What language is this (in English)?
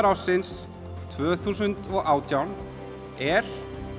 Icelandic